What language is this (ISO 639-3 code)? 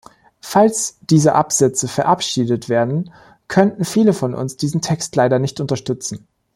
deu